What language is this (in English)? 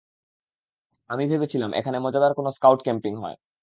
Bangla